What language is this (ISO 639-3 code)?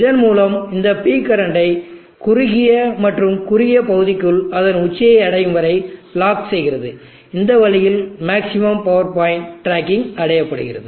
tam